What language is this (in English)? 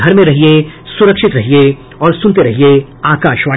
Hindi